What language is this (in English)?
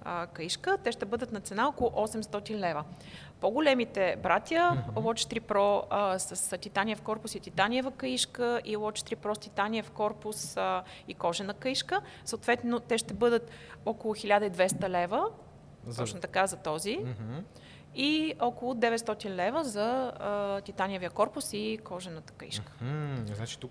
Bulgarian